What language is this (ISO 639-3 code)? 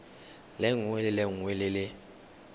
tsn